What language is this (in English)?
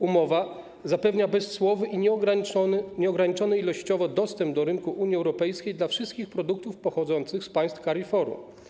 Polish